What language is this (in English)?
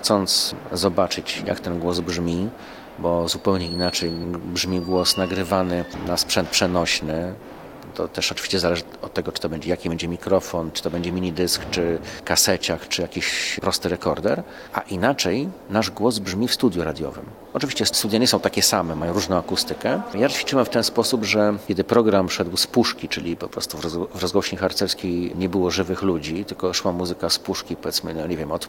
Polish